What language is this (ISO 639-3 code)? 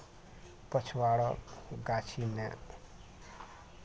mai